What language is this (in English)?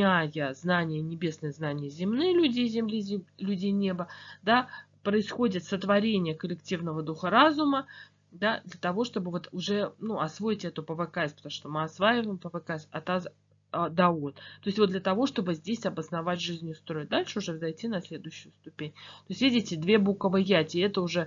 Russian